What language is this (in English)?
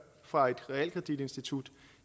Danish